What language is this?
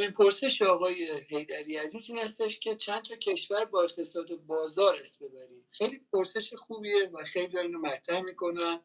Persian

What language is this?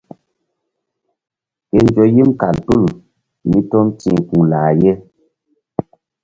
Mbum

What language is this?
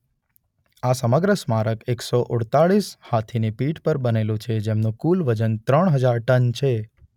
Gujarati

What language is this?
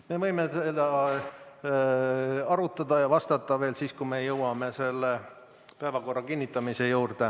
Estonian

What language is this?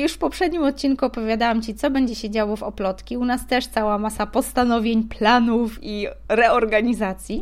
Polish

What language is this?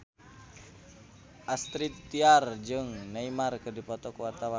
Sundanese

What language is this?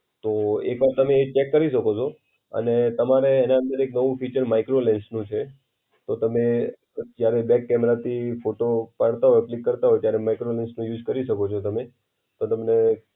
Gujarati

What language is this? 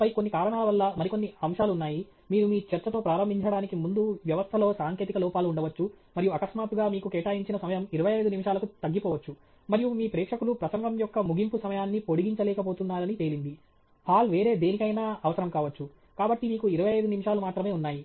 Telugu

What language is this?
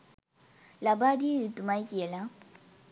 Sinhala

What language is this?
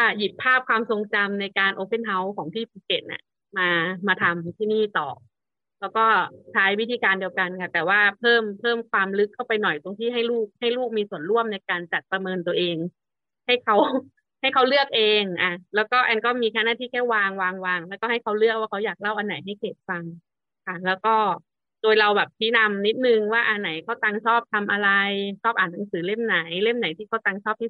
Thai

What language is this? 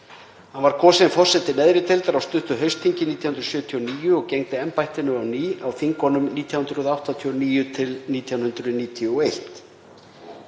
Icelandic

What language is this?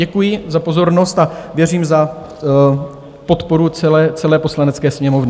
Czech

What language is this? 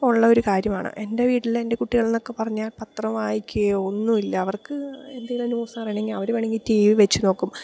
Malayalam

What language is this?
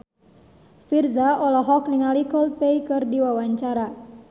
Sundanese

